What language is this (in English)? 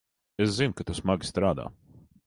Latvian